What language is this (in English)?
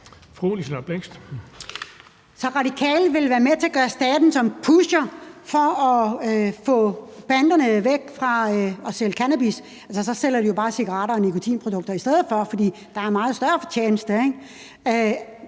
Danish